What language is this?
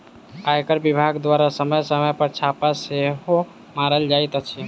Maithili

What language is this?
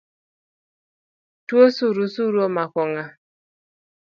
Luo (Kenya and Tanzania)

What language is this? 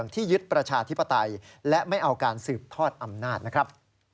Thai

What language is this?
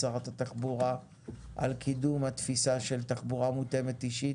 Hebrew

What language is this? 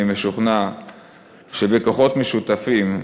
Hebrew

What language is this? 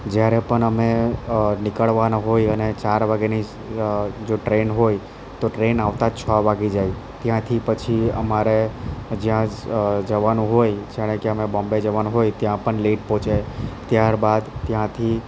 Gujarati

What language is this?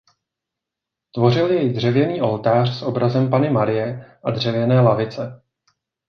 Czech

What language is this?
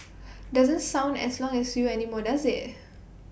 English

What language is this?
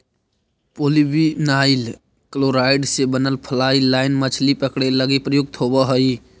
Magahi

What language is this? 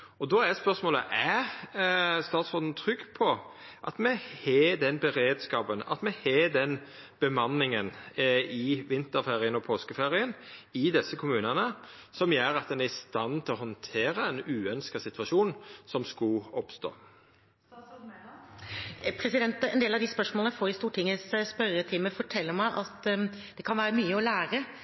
Norwegian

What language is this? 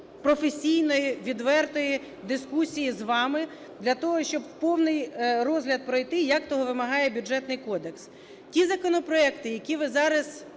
Ukrainian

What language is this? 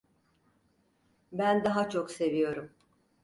Turkish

